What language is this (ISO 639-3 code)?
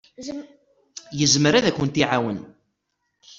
kab